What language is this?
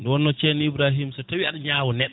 Fula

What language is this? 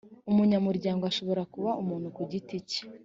Kinyarwanda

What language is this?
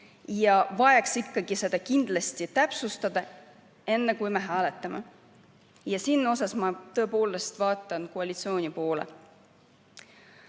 Estonian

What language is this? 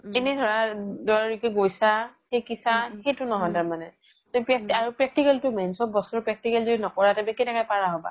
Assamese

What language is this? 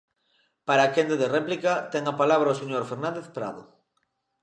Galician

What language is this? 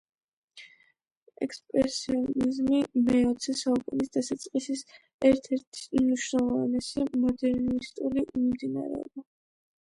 Georgian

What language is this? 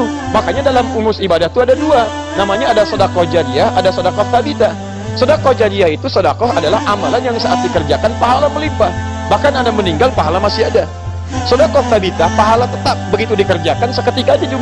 Indonesian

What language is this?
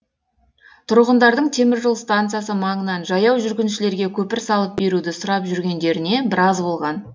Kazakh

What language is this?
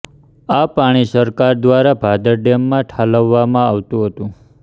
Gujarati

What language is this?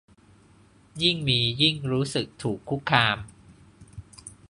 Thai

